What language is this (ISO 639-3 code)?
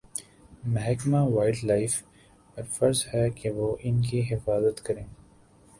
urd